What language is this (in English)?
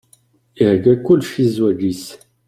Kabyle